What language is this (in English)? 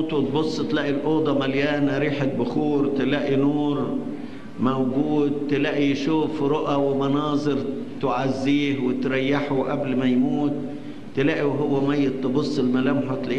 Arabic